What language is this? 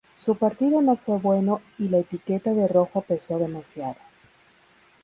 Spanish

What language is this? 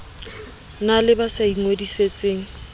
Southern Sotho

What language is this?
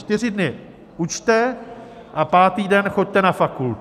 Czech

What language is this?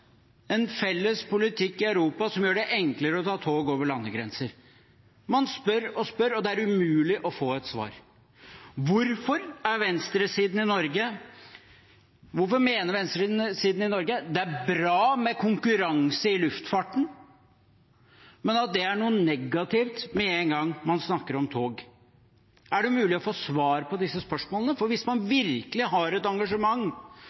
Norwegian Bokmål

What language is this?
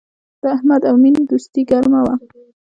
Pashto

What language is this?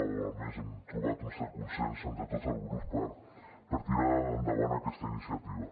Catalan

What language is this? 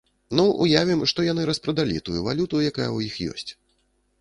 Belarusian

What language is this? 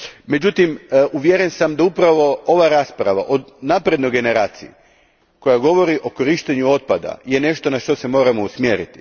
Croatian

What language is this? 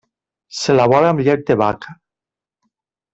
Catalan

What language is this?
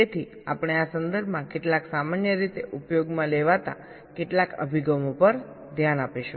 Gujarati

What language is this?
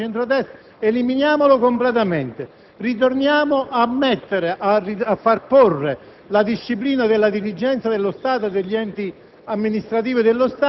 Italian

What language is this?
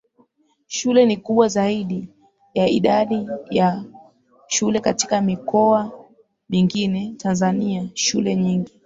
Swahili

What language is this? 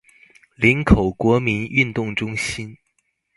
Chinese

